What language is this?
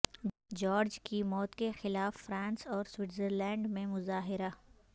Urdu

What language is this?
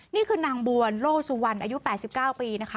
Thai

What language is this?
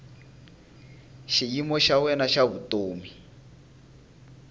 Tsonga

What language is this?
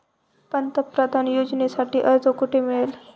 Marathi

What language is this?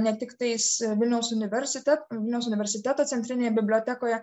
Lithuanian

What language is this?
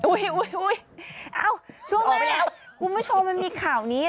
Thai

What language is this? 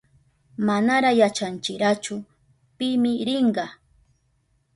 Southern Pastaza Quechua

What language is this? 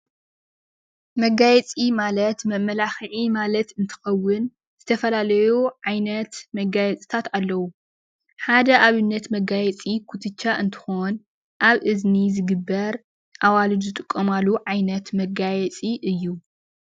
Tigrinya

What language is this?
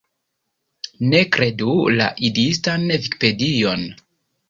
Esperanto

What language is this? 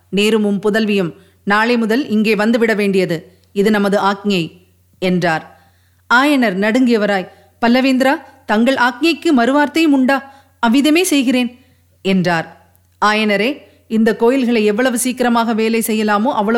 Tamil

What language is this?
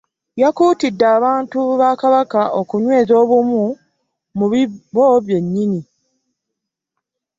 Ganda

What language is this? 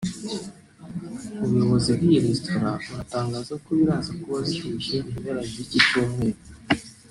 Kinyarwanda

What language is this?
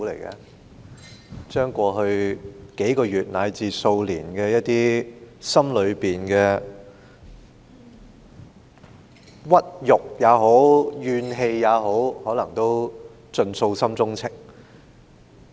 Cantonese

